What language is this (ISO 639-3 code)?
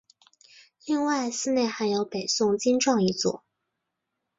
zho